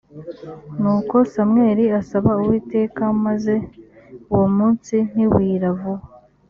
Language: Kinyarwanda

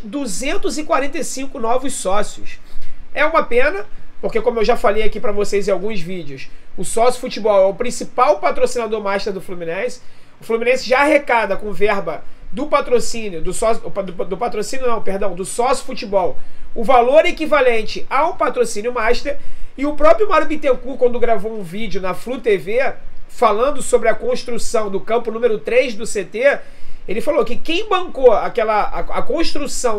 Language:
Portuguese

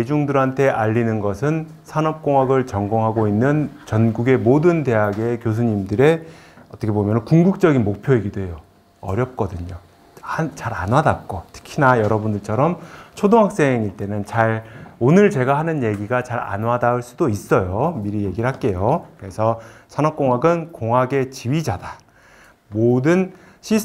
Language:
Korean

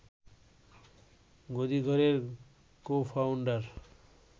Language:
Bangla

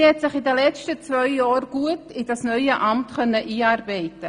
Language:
Swiss German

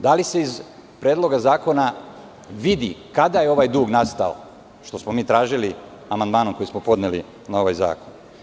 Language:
Serbian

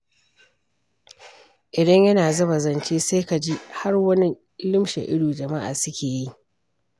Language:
Hausa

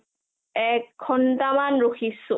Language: Assamese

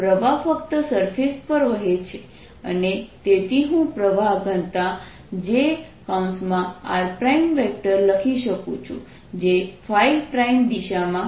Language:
Gujarati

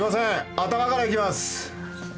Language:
Japanese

